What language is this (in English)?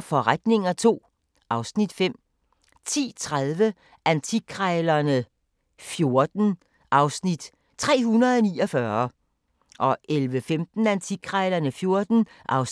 Danish